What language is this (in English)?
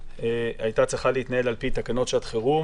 Hebrew